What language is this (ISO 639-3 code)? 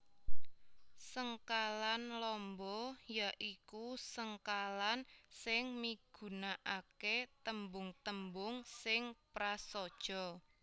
jav